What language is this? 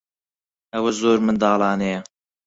Central Kurdish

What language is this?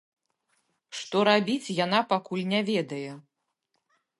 Belarusian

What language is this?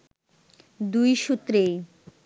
Bangla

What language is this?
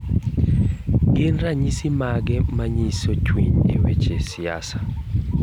Luo (Kenya and Tanzania)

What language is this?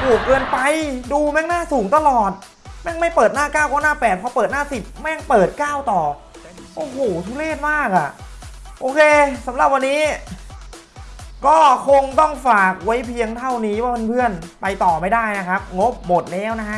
Thai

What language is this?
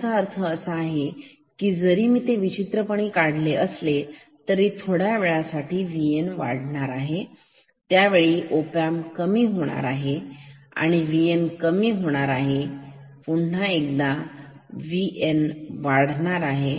Marathi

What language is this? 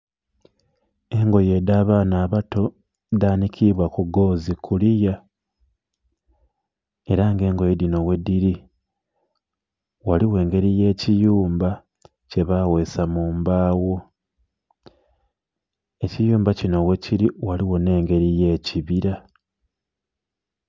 Soga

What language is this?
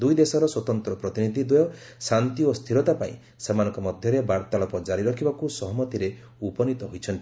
Odia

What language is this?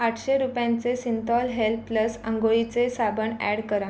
Marathi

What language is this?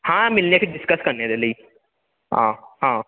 Dogri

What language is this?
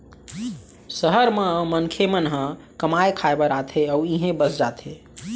Chhattisgarhi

